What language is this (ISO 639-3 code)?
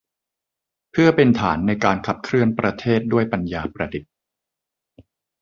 tha